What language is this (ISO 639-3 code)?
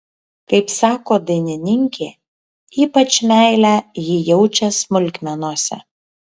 lit